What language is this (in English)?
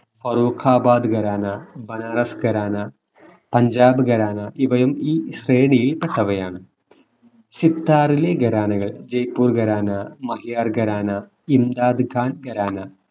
Malayalam